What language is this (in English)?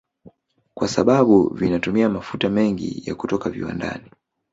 Swahili